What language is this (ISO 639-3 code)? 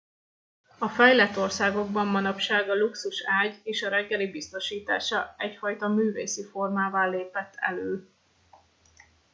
hun